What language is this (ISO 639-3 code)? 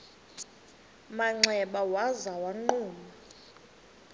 xho